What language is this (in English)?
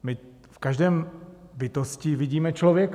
Czech